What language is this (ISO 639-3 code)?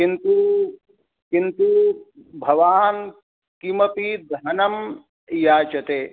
san